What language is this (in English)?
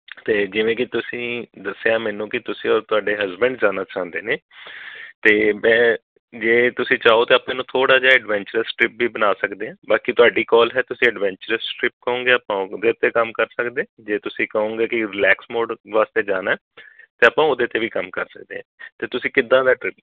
Punjabi